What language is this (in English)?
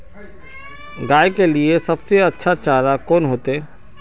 Magahi